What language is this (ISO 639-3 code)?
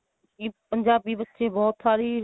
pan